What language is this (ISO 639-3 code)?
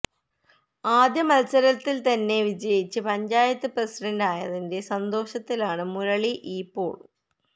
mal